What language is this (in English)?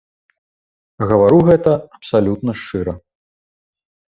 Belarusian